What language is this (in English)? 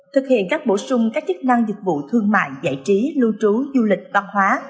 Vietnamese